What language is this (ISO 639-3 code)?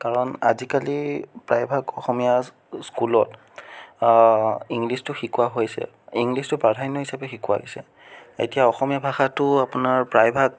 asm